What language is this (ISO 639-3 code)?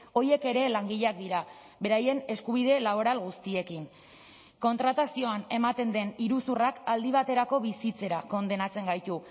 eus